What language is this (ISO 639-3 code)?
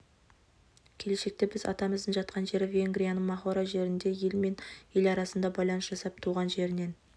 kaz